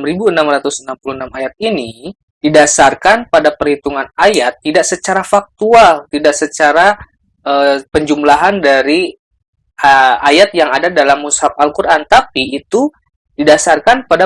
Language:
Indonesian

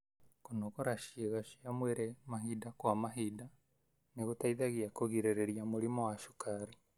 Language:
Kikuyu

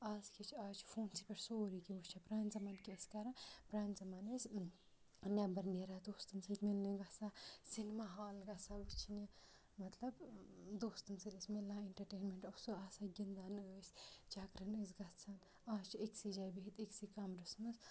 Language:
Kashmiri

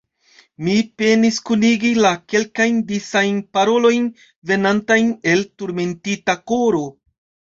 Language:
Esperanto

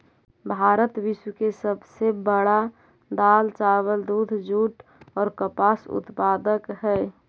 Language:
Magahi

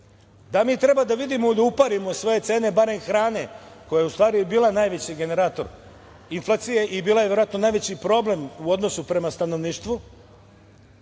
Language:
Serbian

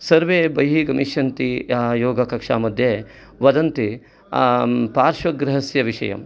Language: Sanskrit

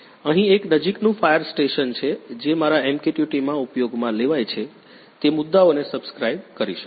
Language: Gujarati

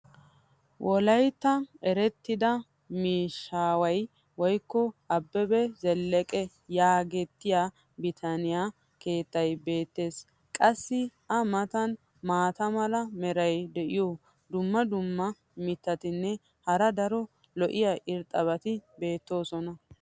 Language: Wolaytta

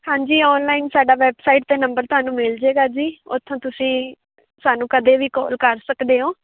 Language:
Punjabi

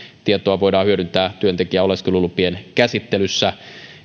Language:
Finnish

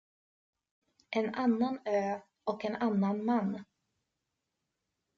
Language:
Swedish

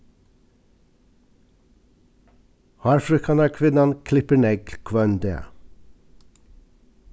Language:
Faroese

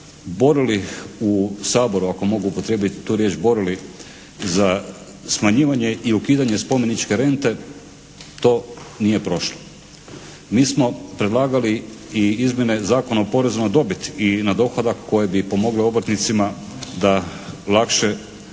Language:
Croatian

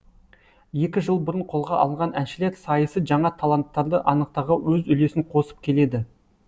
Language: Kazakh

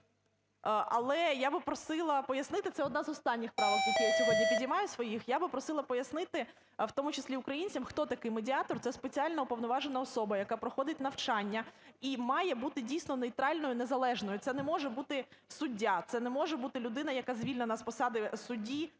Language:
Ukrainian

